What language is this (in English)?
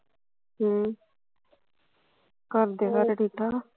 Punjabi